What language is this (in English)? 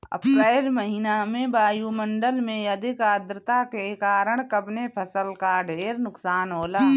Bhojpuri